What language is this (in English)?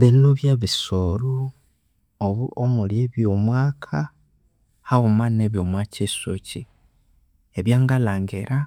Konzo